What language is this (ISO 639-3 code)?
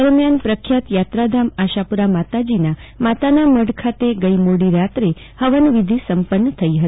guj